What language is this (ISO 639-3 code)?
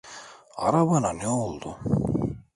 tur